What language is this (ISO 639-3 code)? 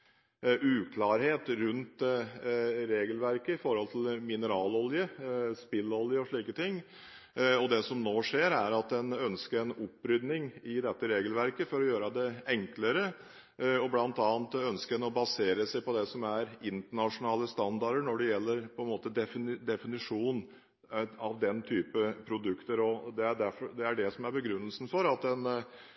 nob